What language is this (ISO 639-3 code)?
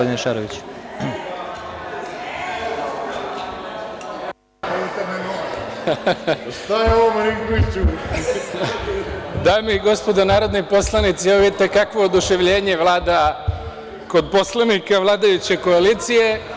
srp